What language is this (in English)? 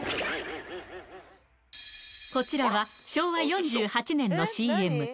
Japanese